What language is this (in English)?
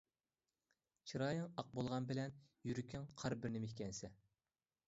Uyghur